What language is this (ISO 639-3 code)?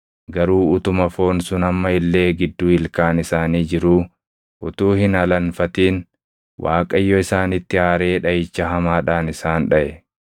orm